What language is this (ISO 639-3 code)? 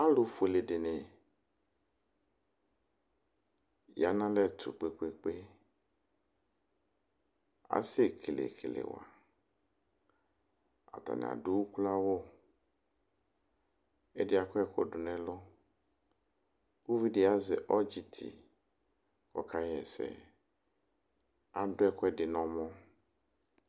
kpo